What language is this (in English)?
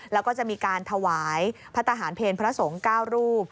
Thai